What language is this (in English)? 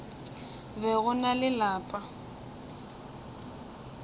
Northern Sotho